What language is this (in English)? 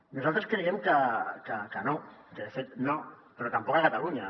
Catalan